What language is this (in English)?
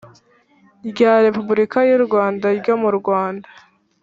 Kinyarwanda